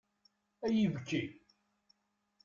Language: Kabyle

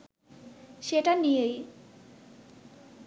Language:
Bangla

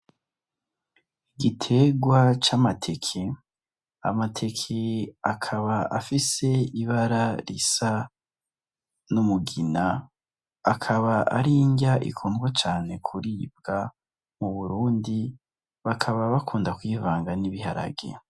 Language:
Rundi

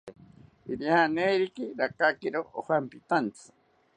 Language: South Ucayali Ashéninka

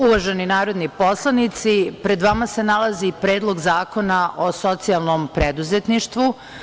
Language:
Serbian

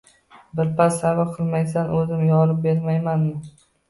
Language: Uzbek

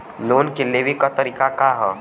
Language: Bhojpuri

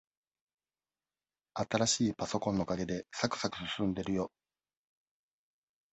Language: Japanese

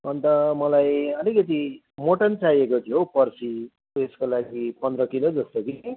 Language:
Nepali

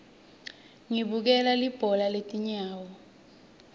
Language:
Swati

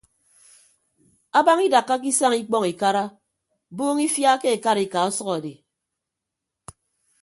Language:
Ibibio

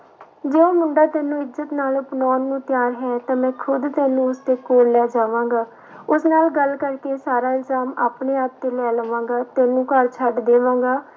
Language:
Punjabi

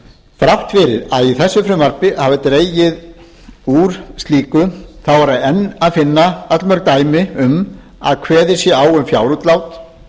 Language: Icelandic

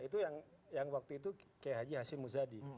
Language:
Indonesian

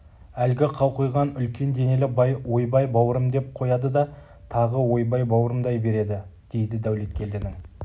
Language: Kazakh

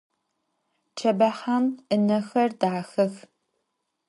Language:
Adyghe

